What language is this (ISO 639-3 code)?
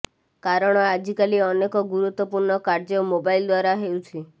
ori